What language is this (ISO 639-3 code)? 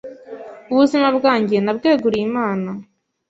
kin